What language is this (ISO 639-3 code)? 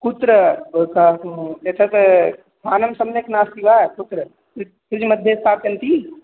san